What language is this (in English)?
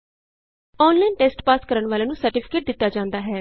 Punjabi